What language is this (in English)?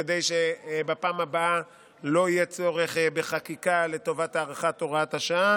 Hebrew